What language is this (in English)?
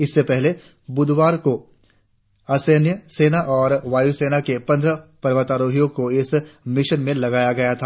Hindi